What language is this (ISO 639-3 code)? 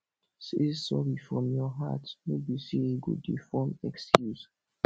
pcm